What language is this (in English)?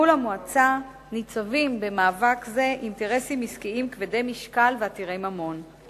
Hebrew